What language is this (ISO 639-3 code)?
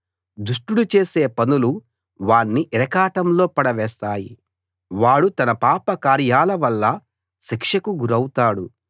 tel